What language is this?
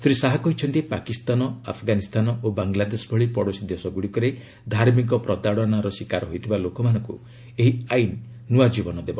Odia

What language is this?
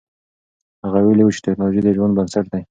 Pashto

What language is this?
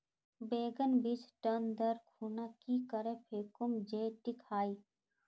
Magahi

